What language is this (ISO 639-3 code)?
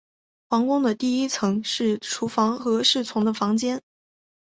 zho